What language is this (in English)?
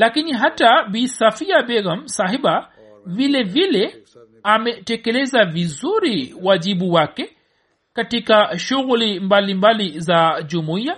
Swahili